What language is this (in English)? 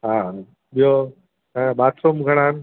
Sindhi